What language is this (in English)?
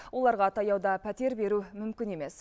Kazakh